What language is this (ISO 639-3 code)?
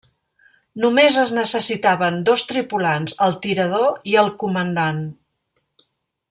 cat